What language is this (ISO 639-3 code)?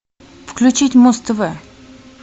rus